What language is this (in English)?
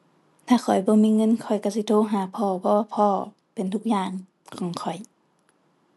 Thai